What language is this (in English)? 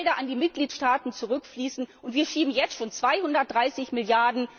German